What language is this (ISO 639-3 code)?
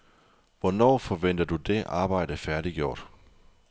dan